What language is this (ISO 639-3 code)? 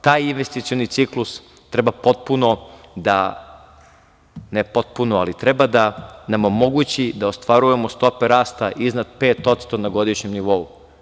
srp